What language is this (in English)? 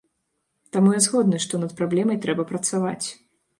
Belarusian